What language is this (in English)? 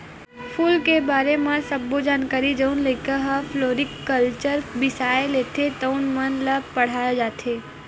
Chhattisgarhi